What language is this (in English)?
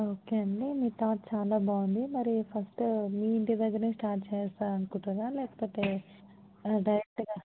Telugu